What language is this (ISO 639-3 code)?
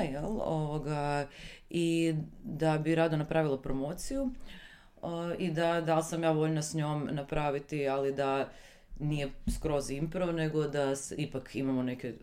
hrv